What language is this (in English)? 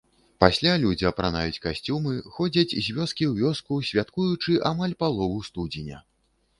Belarusian